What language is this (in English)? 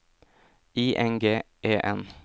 Norwegian